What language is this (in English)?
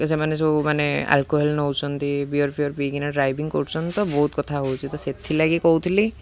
Odia